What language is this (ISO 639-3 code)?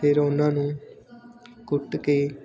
pan